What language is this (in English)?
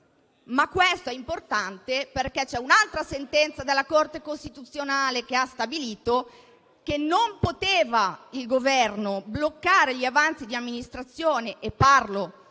Italian